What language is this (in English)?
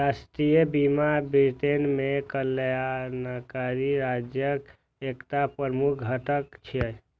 Maithili